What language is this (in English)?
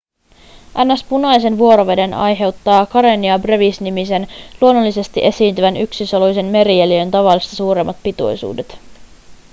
Finnish